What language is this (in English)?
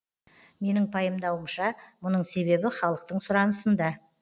Kazakh